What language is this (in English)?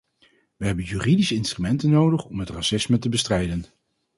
Dutch